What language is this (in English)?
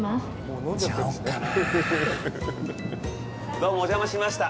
Japanese